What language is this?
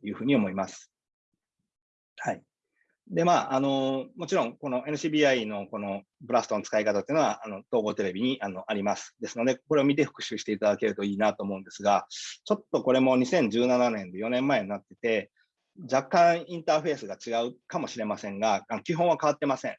Japanese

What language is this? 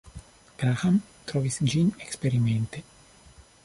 Esperanto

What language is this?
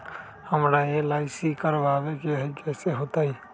Magahi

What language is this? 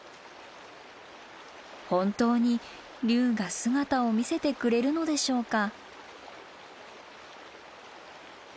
Japanese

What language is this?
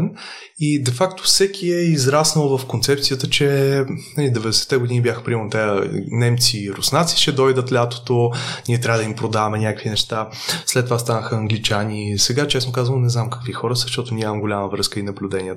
Bulgarian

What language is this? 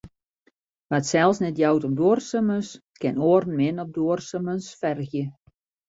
Western Frisian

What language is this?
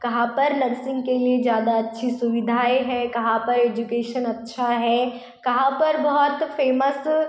Hindi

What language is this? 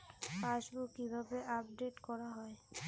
Bangla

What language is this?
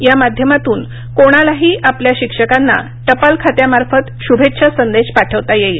Marathi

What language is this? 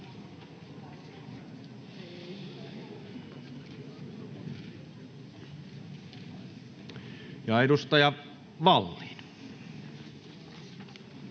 Finnish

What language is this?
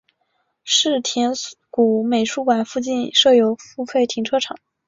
Chinese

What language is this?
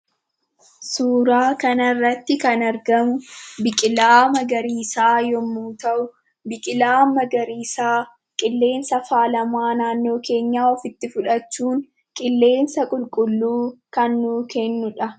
Oromo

